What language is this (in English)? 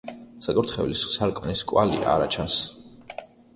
Georgian